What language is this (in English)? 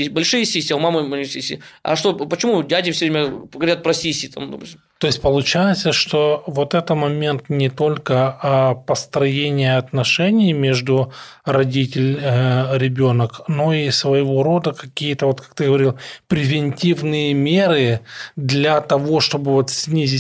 Russian